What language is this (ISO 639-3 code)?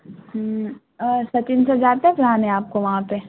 urd